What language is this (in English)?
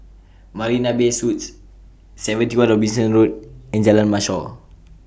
English